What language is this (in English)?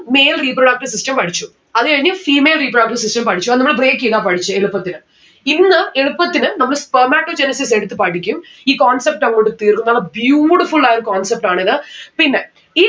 Malayalam